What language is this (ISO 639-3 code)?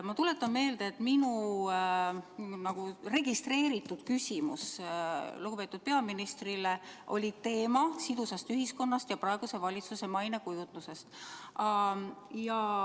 est